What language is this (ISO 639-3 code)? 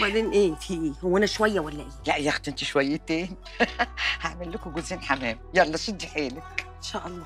ara